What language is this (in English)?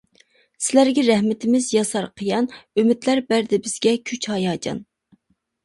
Uyghur